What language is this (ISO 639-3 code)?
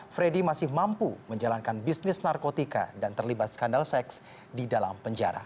ind